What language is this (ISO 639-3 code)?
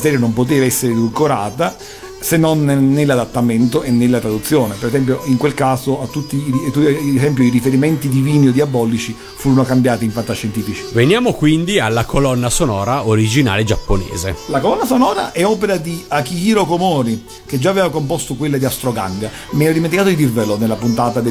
ita